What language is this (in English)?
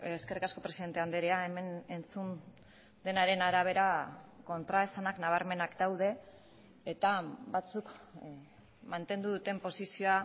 Basque